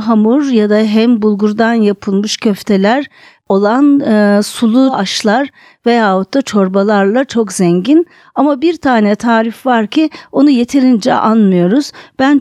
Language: Turkish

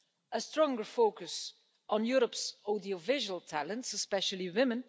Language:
English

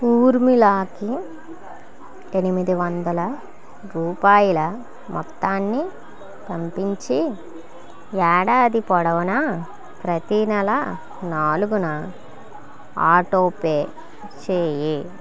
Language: Telugu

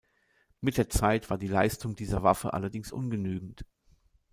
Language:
German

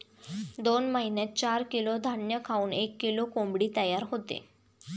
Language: Marathi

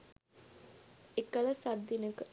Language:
Sinhala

